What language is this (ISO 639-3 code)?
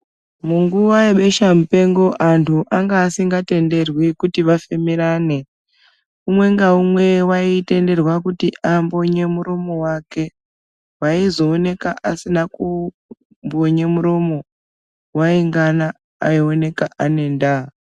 ndc